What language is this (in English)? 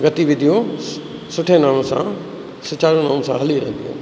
Sindhi